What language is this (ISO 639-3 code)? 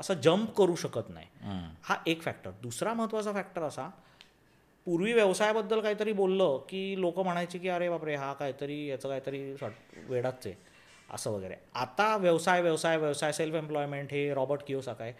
mar